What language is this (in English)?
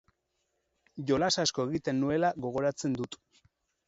Basque